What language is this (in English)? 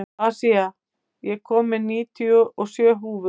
Icelandic